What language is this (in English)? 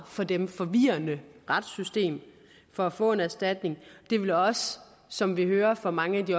Danish